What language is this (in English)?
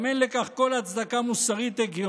Hebrew